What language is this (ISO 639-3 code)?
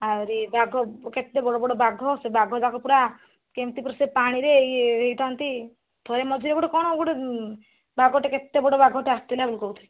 ori